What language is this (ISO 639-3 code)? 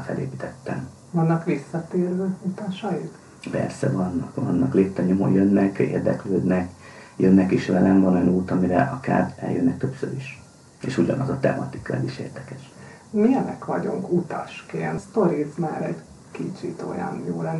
hun